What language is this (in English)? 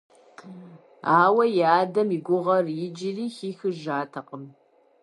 Kabardian